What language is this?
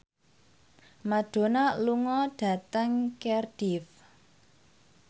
Javanese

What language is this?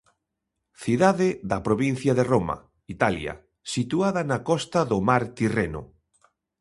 Galician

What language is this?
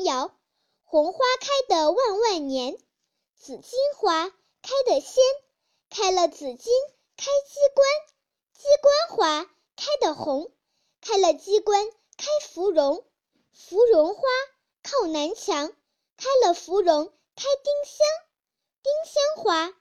Chinese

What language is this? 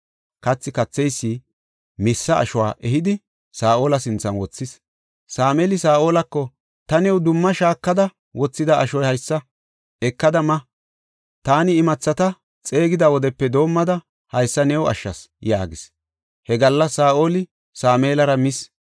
Gofa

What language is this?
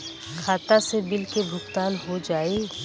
Bhojpuri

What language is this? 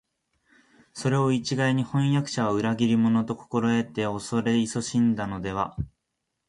Japanese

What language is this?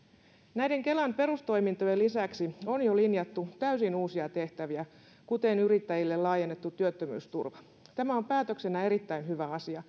Finnish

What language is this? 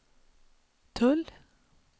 Swedish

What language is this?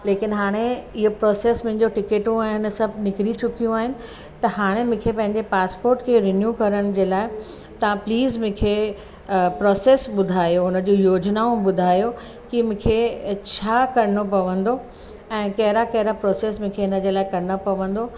Sindhi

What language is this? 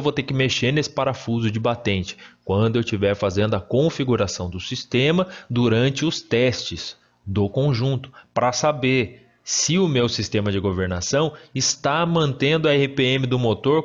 Portuguese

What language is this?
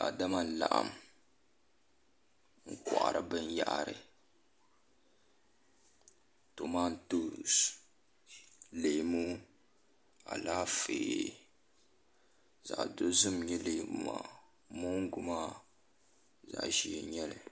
Dagbani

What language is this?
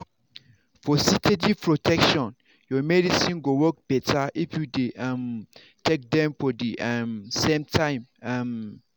Nigerian Pidgin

